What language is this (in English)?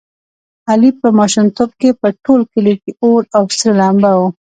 Pashto